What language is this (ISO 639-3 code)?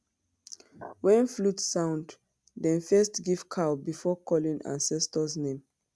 pcm